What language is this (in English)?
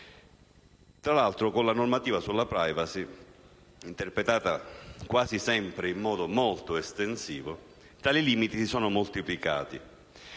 Italian